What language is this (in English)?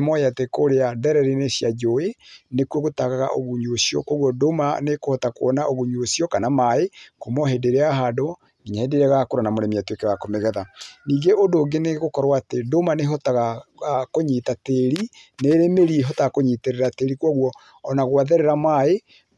Kikuyu